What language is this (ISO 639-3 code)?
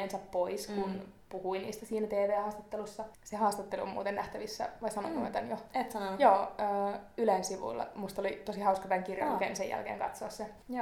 fin